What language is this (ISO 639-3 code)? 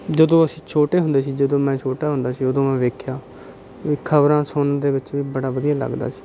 pan